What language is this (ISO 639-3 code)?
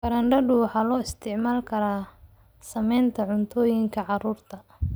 som